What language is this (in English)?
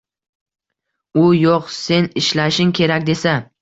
Uzbek